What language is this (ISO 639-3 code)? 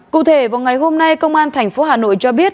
vie